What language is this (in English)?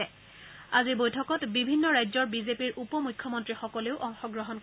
Assamese